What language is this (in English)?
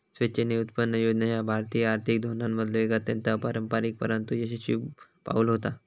Marathi